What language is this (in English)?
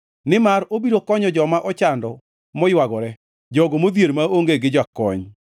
Luo (Kenya and Tanzania)